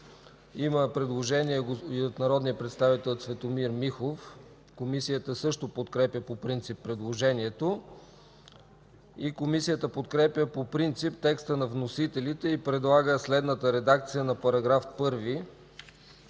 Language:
Bulgarian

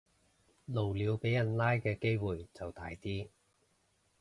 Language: Cantonese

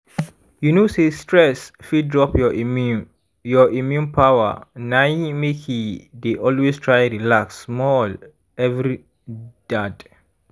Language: Nigerian Pidgin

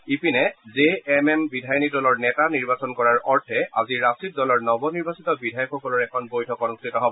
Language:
Assamese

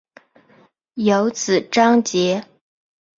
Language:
Chinese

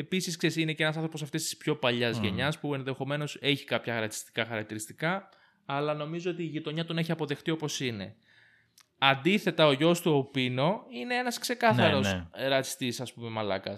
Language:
Greek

